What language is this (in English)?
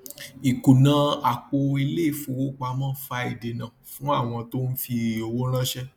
Yoruba